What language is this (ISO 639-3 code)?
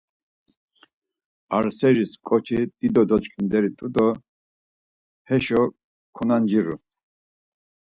lzz